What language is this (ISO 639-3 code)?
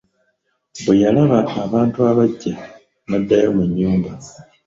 lug